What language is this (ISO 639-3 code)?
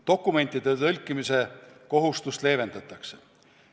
est